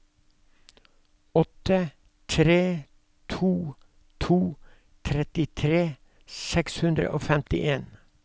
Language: Norwegian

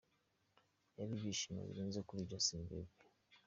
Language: Kinyarwanda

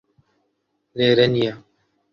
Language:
Central Kurdish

